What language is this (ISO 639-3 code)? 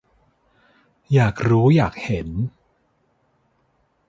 tha